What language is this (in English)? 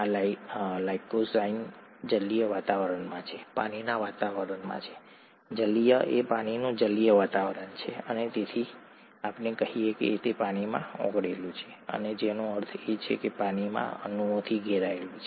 Gujarati